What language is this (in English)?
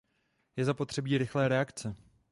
Czech